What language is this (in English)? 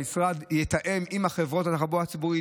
Hebrew